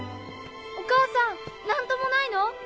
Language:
Japanese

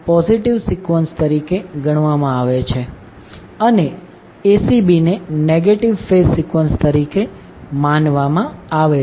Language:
Gujarati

